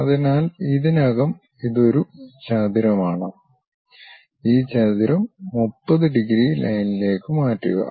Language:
Malayalam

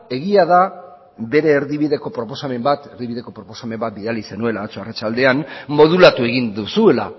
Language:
Basque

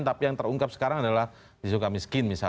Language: Indonesian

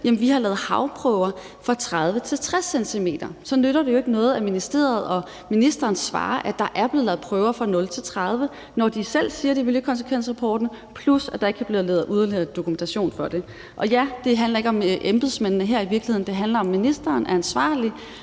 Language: Danish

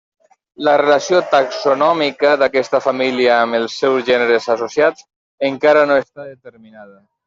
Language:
Catalan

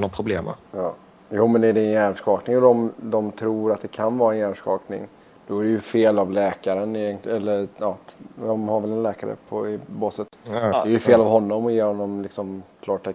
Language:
Swedish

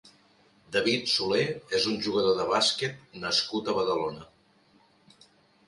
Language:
Catalan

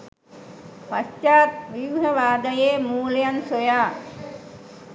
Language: Sinhala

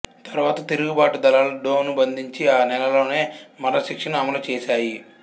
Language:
Telugu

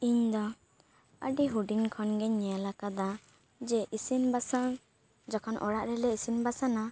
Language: Santali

